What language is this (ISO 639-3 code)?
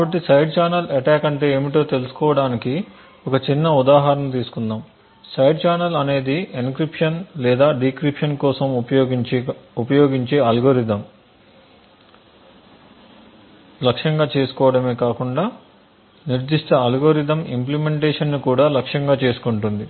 tel